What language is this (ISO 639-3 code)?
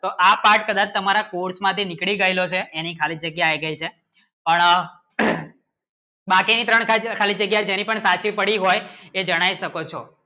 guj